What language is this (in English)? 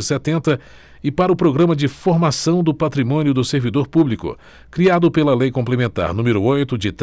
Portuguese